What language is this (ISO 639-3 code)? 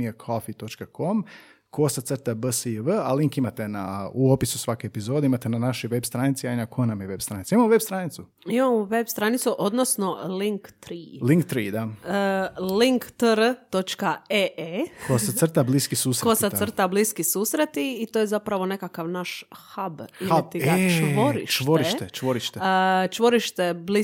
hrv